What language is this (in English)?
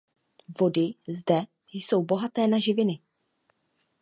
Czech